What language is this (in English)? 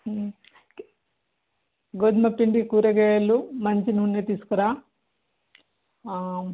Telugu